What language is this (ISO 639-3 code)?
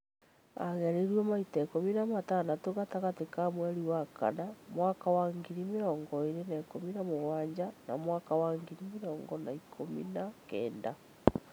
kik